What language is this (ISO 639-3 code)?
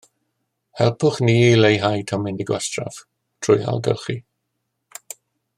cym